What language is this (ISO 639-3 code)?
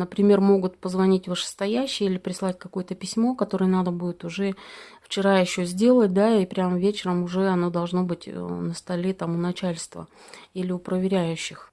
rus